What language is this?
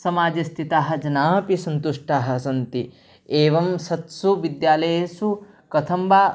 Sanskrit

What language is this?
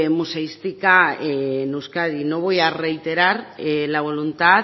Spanish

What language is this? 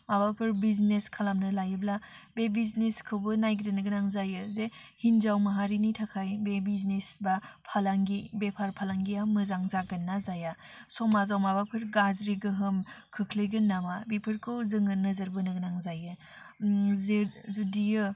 Bodo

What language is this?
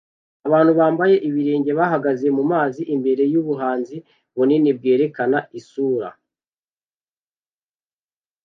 Kinyarwanda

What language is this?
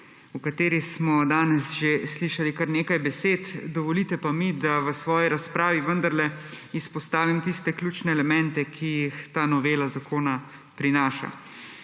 Slovenian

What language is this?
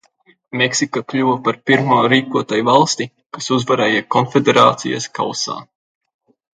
Latvian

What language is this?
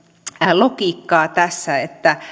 Finnish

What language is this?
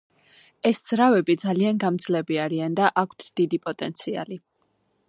Georgian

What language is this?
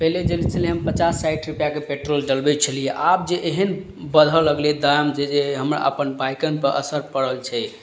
Maithili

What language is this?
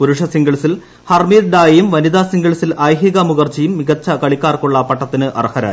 Malayalam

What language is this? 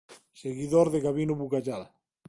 Galician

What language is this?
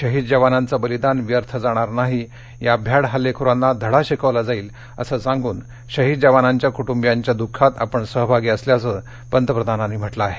Marathi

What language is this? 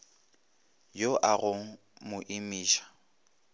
Northern Sotho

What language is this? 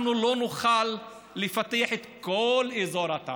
Hebrew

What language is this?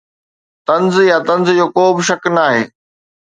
Sindhi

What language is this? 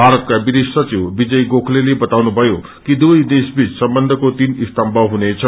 Nepali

